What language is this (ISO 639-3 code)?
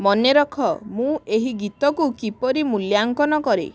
ori